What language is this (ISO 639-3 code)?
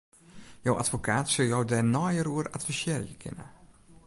fry